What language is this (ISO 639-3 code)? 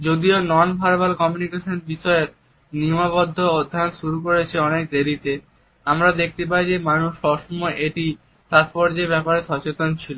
ben